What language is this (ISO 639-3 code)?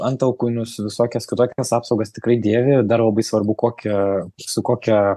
lit